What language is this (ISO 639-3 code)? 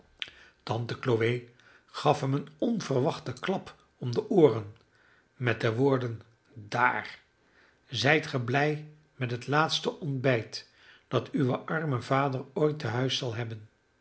nld